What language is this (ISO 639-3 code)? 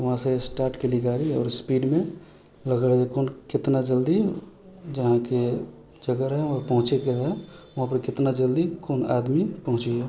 mai